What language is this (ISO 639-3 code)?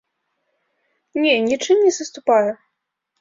bel